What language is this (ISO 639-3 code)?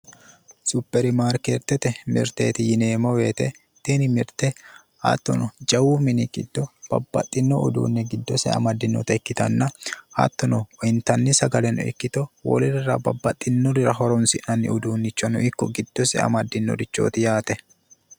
sid